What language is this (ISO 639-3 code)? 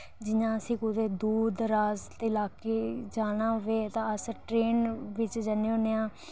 doi